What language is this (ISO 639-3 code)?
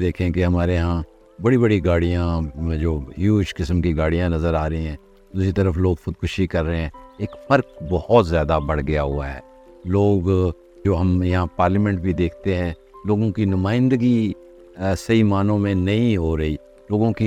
urd